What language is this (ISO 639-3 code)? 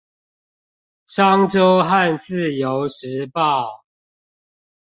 zho